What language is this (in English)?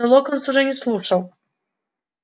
Russian